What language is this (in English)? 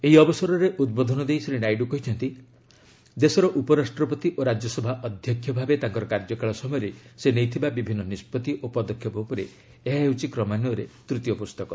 Odia